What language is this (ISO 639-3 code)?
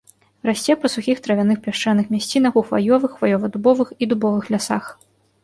bel